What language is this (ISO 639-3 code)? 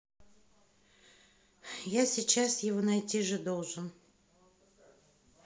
rus